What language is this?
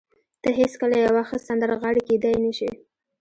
Pashto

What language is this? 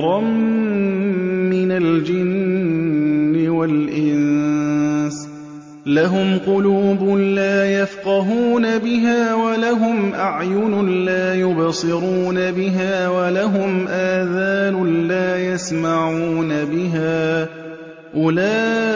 Arabic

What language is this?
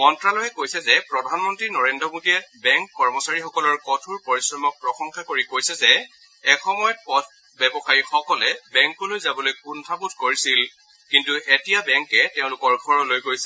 Assamese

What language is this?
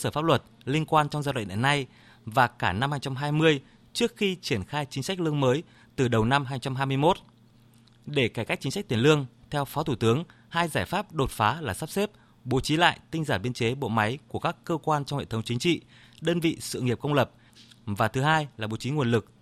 Vietnamese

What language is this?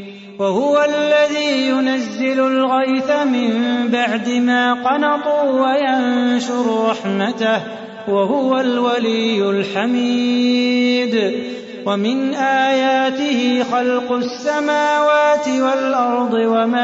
Arabic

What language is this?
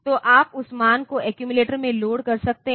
Hindi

